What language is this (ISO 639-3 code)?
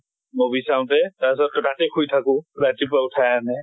asm